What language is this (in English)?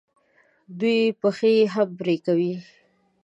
Pashto